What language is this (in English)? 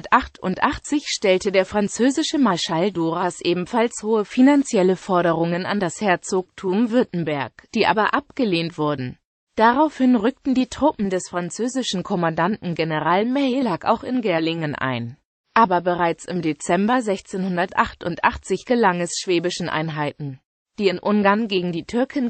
German